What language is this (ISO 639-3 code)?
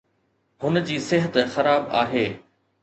snd